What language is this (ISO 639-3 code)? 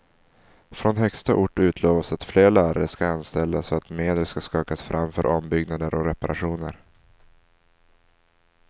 swe